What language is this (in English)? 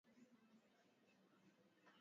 Swahili